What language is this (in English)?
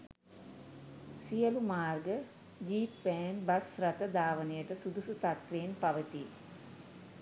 Sinhala